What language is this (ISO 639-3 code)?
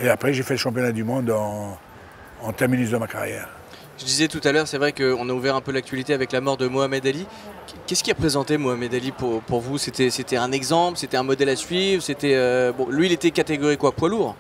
fra